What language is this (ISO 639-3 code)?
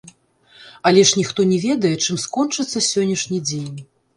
bel